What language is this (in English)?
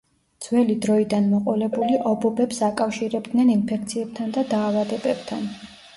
Georgian